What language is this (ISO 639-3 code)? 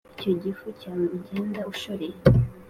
kin